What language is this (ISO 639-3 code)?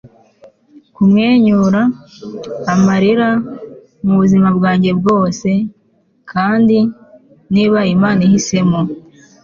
kin